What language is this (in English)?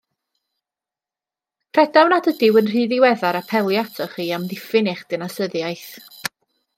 Welsh